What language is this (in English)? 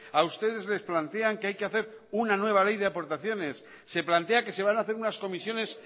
Spanish